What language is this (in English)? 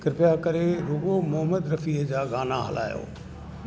Sindhi